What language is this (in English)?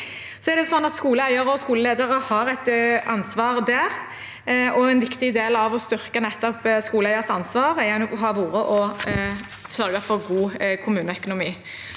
Norwegian